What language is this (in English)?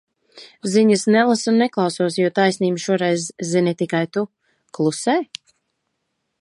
Latvian